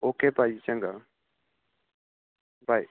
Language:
Punjabi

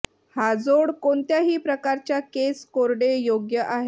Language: Marathi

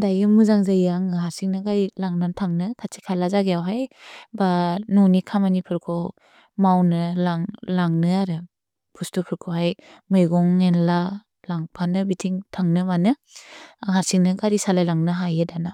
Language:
Bodo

